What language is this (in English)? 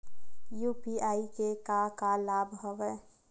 Chhattisgarhi